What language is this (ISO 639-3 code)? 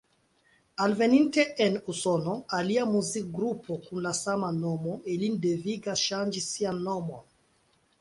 epo